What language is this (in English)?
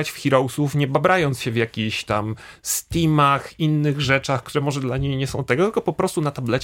Polish